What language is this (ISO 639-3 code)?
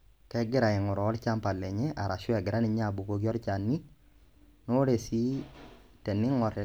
mas